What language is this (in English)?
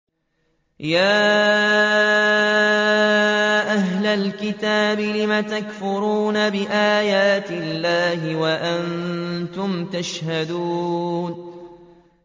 Arabic